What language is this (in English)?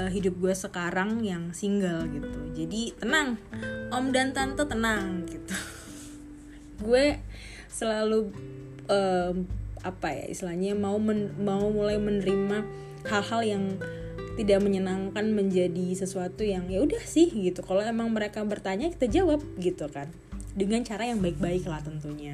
Indonesian